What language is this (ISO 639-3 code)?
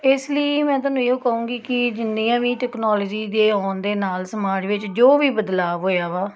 pan